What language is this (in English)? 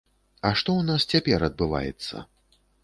Belarusian